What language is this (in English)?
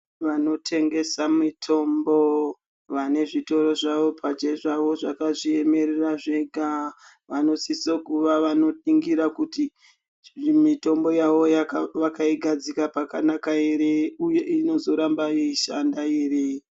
Ndau